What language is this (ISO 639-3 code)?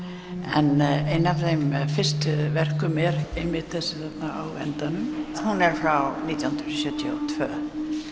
isl